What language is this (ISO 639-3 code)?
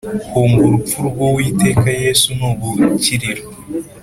kin